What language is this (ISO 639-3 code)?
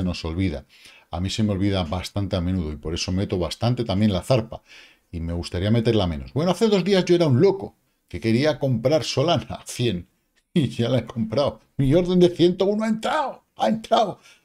spa